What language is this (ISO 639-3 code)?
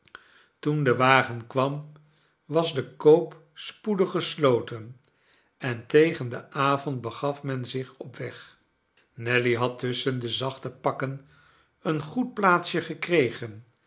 nld